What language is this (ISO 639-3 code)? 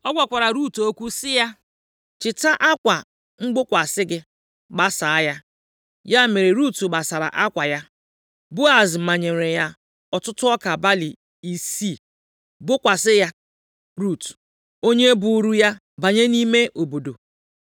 ibo